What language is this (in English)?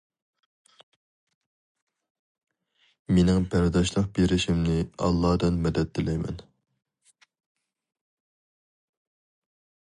Uyghur